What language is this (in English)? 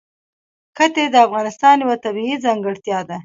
Pashto